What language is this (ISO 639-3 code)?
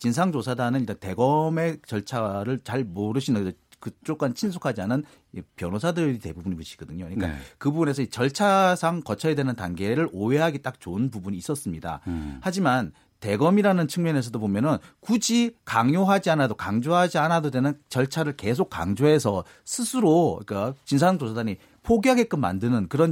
kor